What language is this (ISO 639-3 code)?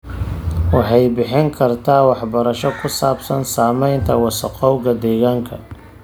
som